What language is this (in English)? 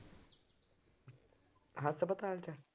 Punjabi